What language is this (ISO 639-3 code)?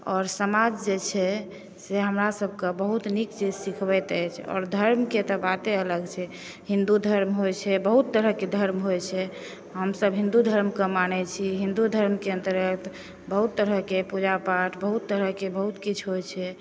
mai